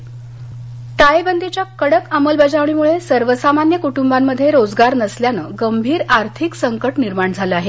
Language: Marathi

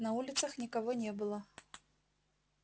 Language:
Russian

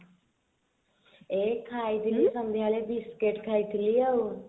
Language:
Odia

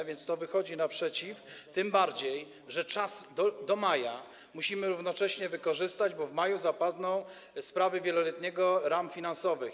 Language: Polish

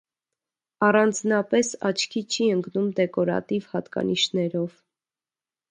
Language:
Armenian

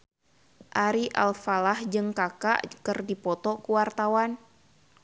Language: Sundanese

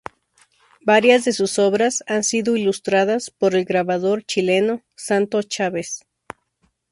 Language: Spanish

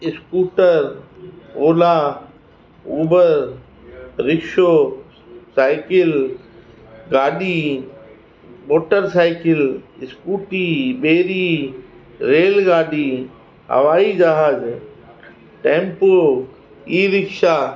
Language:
Sindhi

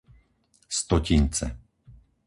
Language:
Slovak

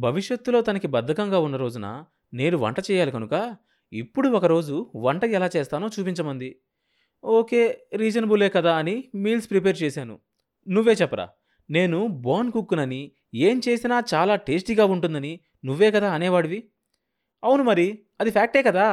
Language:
Telugu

